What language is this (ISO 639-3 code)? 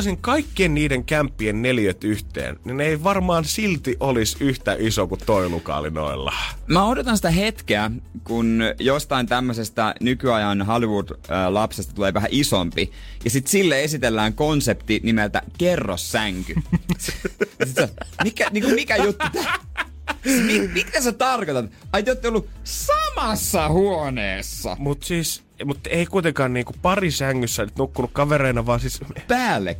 fin